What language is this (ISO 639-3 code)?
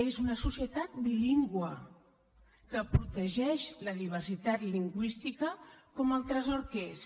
cat